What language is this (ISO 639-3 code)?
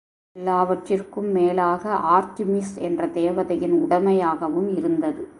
tam